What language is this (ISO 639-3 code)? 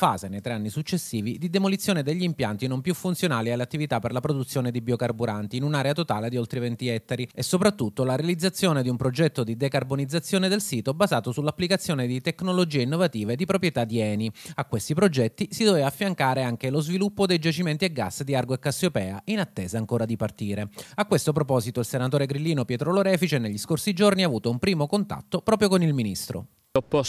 ita